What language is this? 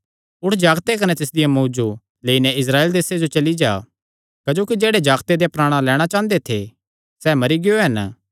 Kangri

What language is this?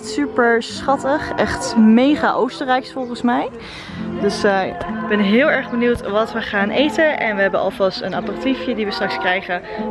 Dutch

